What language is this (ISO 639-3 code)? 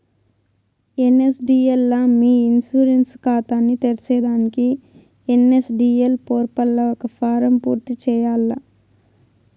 tel